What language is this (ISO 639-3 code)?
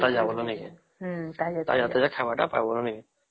ori